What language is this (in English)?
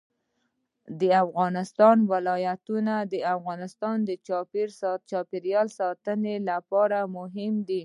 Pashto